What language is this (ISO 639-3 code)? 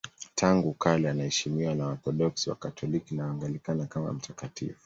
swa